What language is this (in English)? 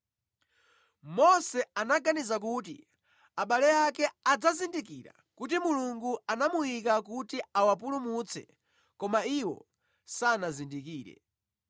Nyanja